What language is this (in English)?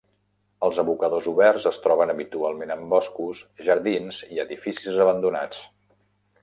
Catalan